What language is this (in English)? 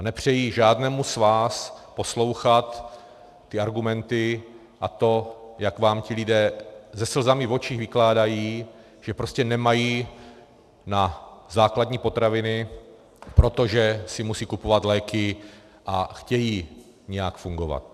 Czech